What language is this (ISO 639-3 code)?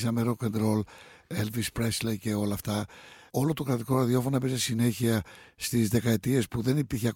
ell